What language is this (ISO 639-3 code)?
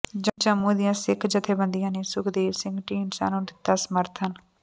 pan